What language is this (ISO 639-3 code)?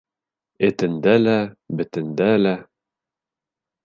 bak